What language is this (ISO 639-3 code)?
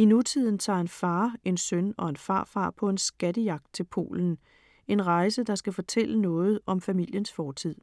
dan